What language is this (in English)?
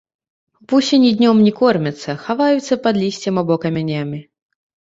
Belarusian